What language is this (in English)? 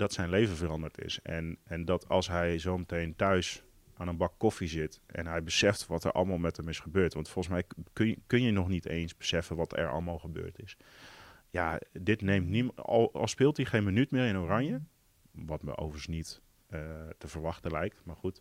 Dutch